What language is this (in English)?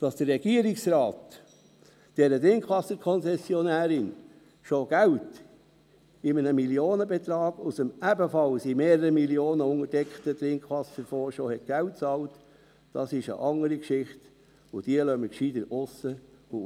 Swiss German